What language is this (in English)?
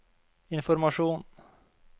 Norwegian